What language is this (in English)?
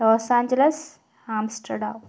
Malayalam